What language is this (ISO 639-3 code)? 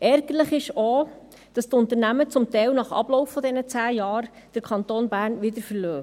gsw